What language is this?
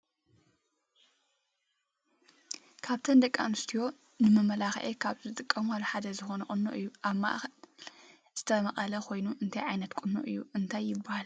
Tigrinya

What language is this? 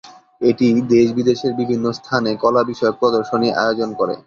Bangla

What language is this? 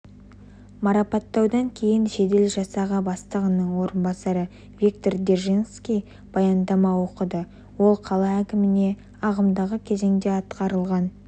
Kazakh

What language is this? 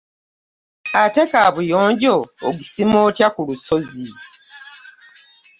Ganda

